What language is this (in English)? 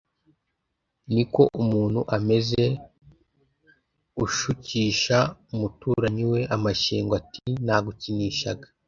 Kinyarwanda